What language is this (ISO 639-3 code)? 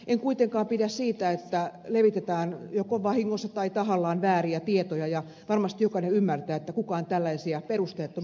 fin